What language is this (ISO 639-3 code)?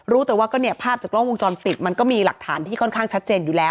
tha